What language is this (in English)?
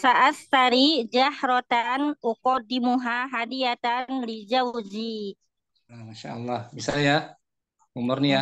Indonesian